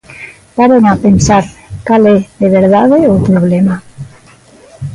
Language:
Galician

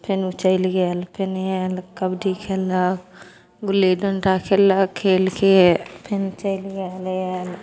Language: Maithili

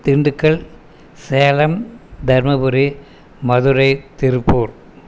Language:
Tamil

